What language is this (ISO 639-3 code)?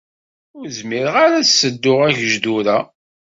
kab